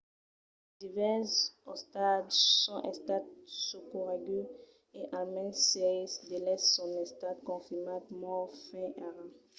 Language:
Occitan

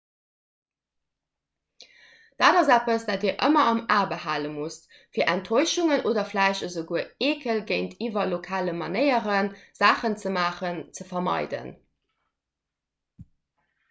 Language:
Luxembourgish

